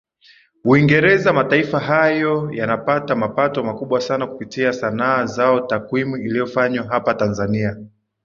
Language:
Swahili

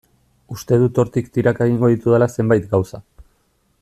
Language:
Basque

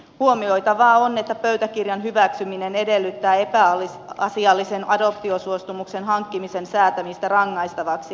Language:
Finnish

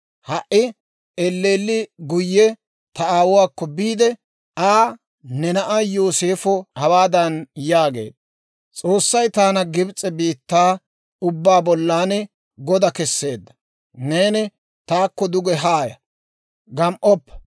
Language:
Dawro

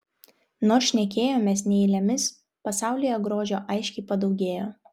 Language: Lithuanian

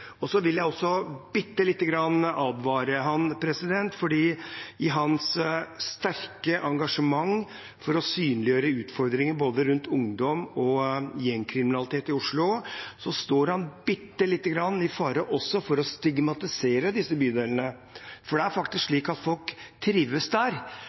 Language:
Norwegian Bokmål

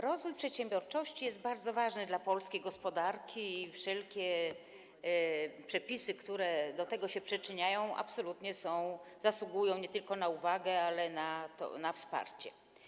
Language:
Polish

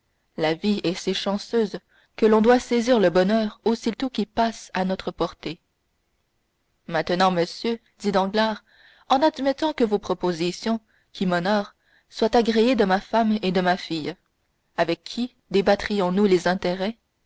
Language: French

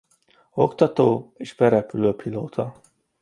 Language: Hungarian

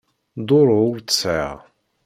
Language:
Kabyle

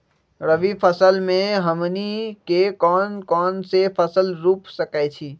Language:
Magahi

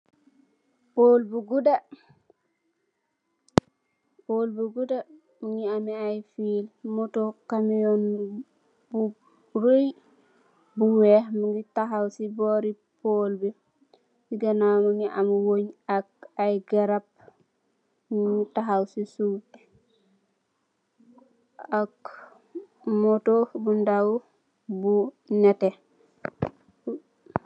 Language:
Wolof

